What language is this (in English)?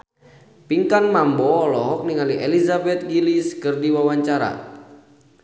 Sundanese